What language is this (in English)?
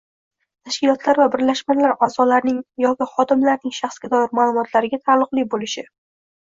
Uzbek